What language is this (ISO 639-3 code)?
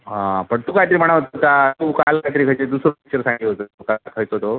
mar